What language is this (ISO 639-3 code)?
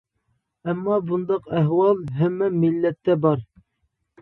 uig